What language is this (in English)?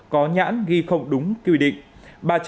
Vietnamese